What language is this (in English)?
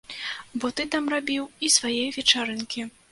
Belarusian